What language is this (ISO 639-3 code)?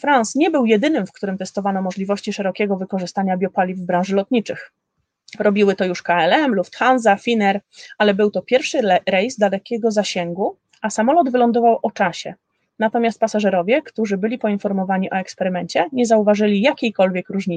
pol